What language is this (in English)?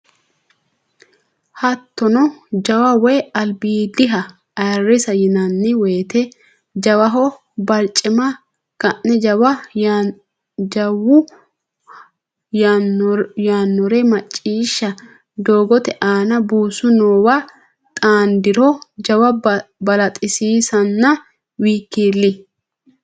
Sidamo